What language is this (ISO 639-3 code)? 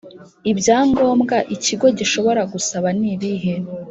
kin